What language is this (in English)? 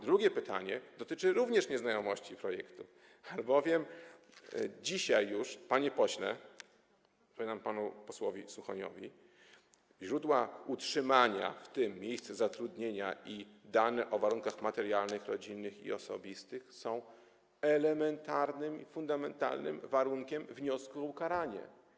Polish